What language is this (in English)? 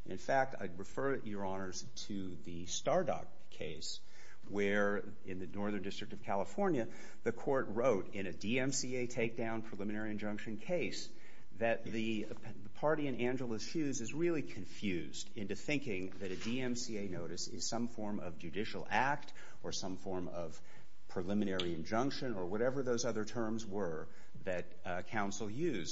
English